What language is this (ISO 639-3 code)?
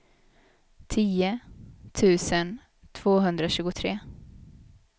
swe